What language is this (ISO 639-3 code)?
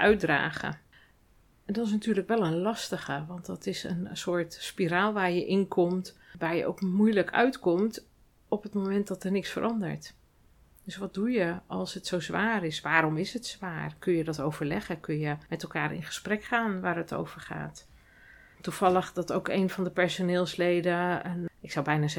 nld